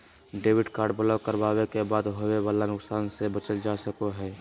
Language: Magahi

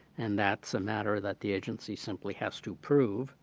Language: English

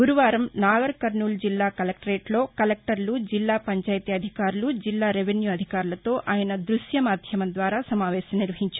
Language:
Telugu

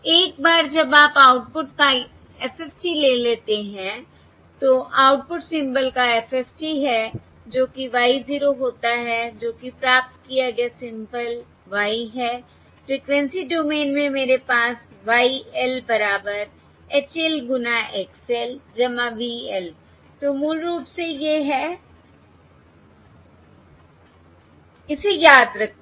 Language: Hindi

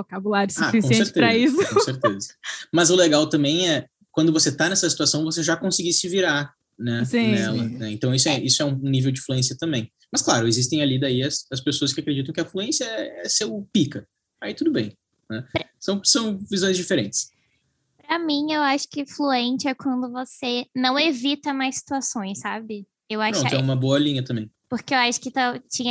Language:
Portuguese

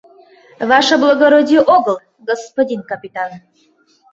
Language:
Mari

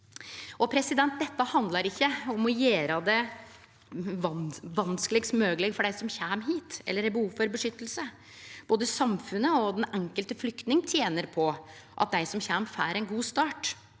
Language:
Norwegian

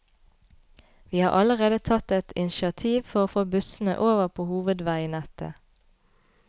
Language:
Norwegian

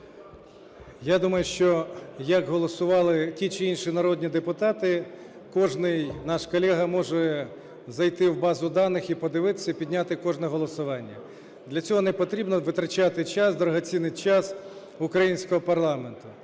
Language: Ukrainian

